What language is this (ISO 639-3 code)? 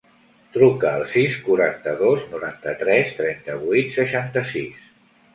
cat